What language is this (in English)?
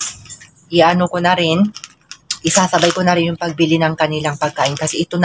Filipino